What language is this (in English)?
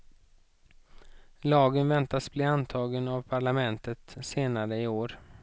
Swedish